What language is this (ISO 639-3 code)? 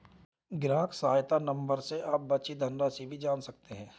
hin